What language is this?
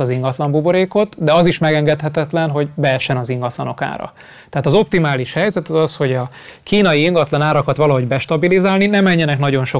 Hungarian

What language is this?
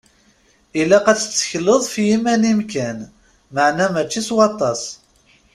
Kabyle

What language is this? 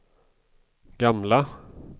Swedish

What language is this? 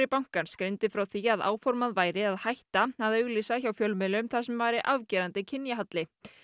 Icelandic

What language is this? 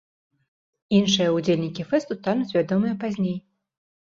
Belarusian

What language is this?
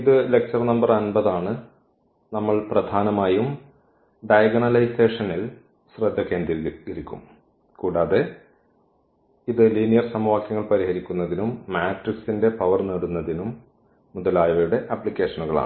Malayalam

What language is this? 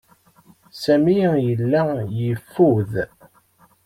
Kabyle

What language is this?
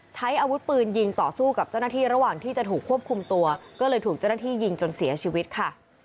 Thai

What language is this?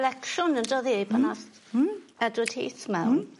Welsh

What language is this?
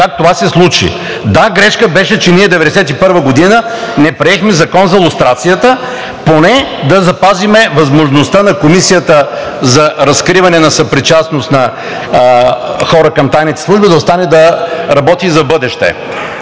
Bulgarian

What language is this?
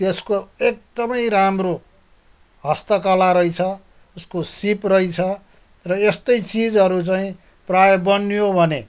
Nepali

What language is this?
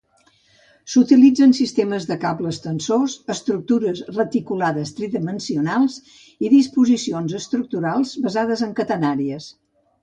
Catalan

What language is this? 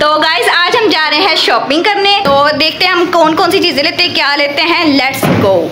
Hindi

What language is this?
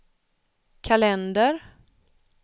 Swedish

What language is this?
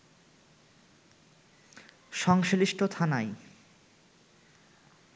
Bangla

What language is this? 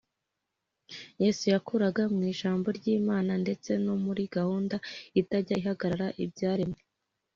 Kinyarwanda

